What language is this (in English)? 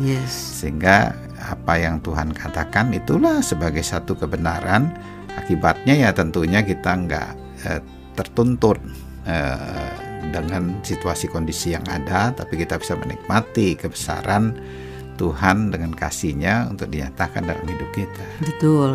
Indonesian